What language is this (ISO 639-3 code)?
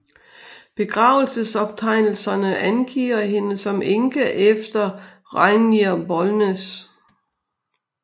dan